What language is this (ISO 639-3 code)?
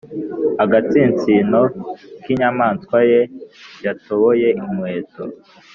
kin